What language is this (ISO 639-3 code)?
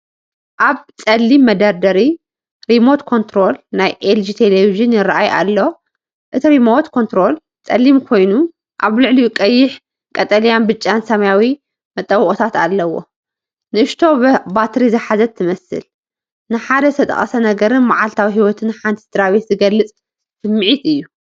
tir